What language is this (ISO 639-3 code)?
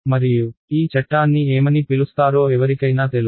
tel